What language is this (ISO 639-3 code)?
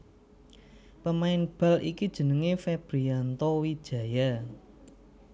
jav